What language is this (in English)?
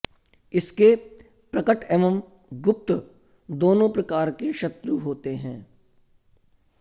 Sanskrit